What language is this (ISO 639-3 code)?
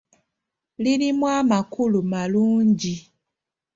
lug